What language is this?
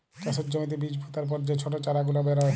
Bangla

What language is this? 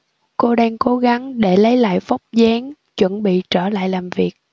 Vietnamese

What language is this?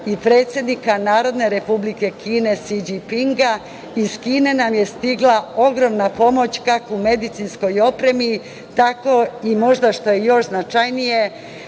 Serbian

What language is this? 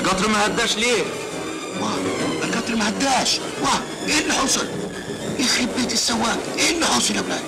Arabic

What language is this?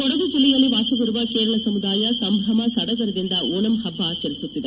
Kannada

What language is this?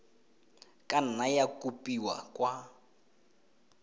Tswana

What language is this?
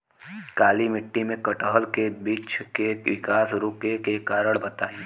Bhojpuri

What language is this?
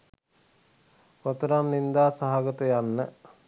Sinhala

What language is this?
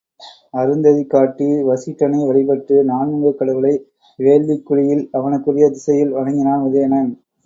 Tamil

